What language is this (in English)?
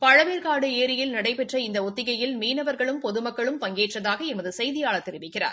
Tamil